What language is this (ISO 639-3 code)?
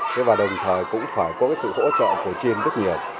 vie